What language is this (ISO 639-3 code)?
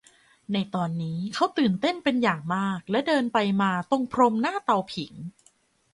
tha